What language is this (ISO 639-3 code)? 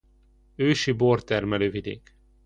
hun